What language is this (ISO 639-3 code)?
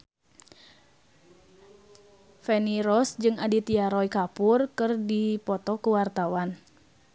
sun